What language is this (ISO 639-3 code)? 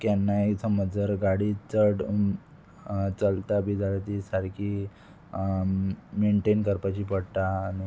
kok